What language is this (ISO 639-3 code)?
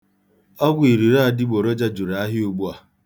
ibo